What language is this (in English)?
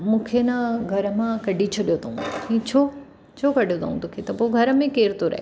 Sindhi